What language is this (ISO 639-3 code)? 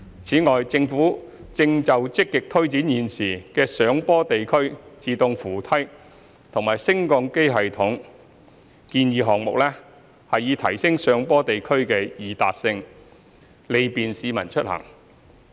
yue